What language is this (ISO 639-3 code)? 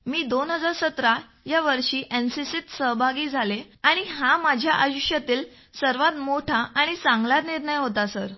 mar